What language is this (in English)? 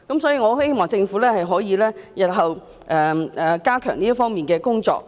Cantonese